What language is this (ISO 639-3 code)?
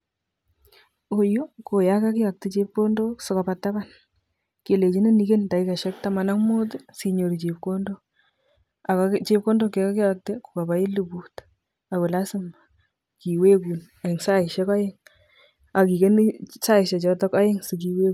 kln